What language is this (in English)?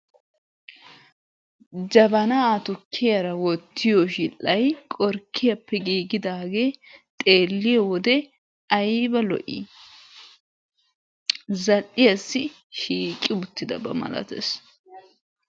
Wolaytta